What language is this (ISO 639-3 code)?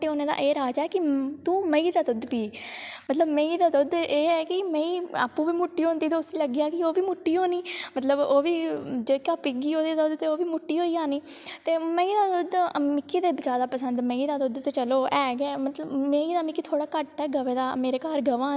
doi